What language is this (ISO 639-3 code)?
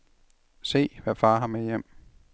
dan